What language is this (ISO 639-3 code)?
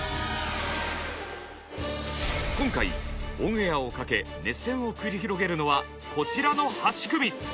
jpn